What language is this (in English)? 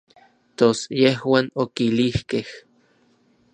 Orizaba Nahuatl